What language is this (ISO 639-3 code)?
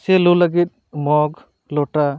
sat